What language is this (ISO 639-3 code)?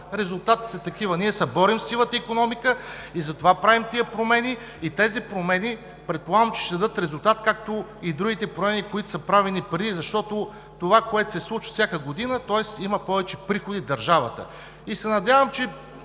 bul